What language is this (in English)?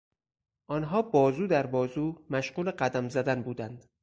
Persian